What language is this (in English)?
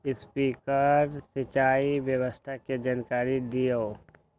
Magahi